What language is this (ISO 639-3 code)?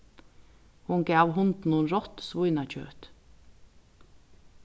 fao